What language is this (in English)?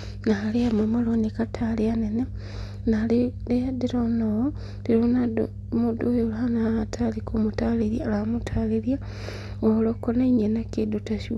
Kikuyu